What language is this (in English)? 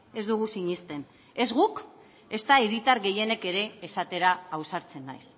Basque